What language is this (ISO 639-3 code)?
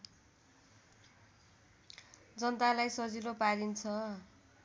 nep